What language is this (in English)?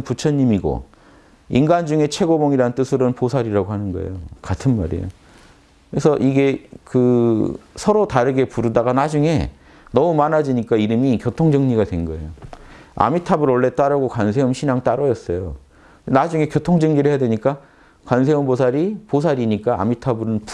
Korean